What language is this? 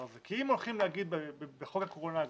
Hebrew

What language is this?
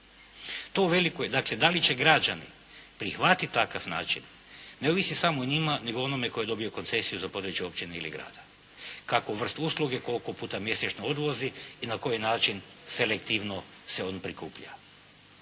Croatian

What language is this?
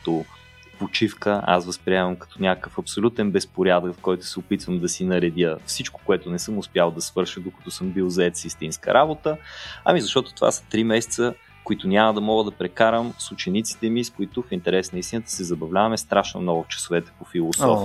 Bulgarian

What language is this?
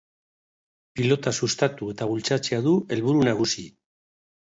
Basque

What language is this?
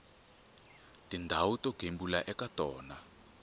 Tsonga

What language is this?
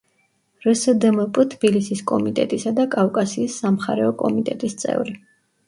Georgian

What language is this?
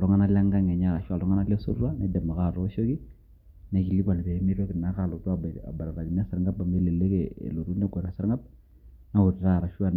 Masai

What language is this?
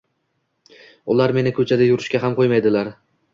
Uzbek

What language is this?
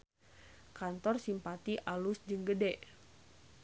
Sundanese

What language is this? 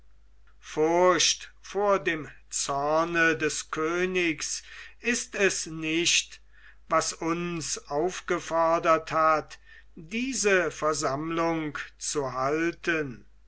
German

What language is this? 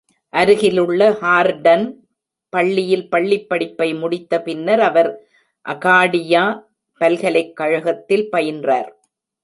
Tamil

